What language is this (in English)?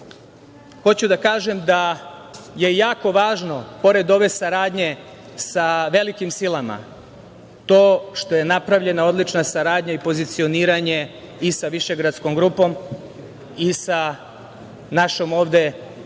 Serbian